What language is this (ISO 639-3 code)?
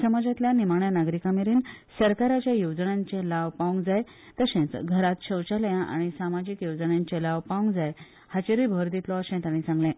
kok